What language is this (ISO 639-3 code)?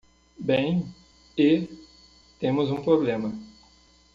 por